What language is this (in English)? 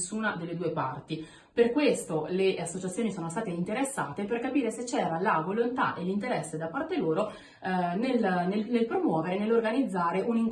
Italian